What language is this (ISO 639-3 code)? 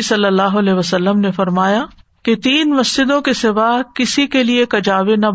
urd